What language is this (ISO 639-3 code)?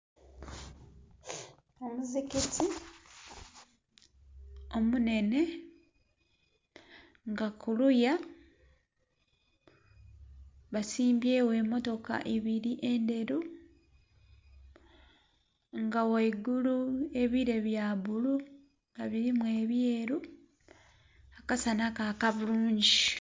xog